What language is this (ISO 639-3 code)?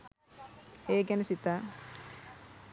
sin